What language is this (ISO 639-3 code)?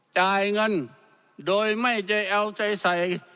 tha